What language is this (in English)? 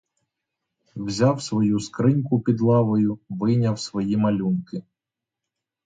Ukrainian